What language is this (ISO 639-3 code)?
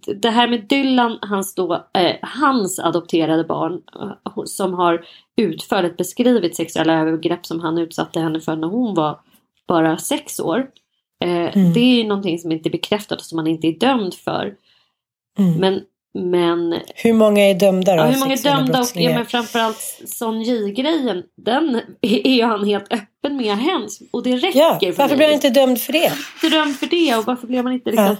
swe